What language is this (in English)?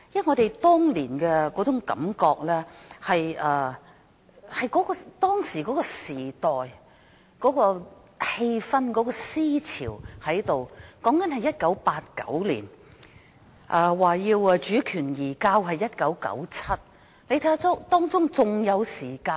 Cantonese